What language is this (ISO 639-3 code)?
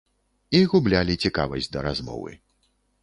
bel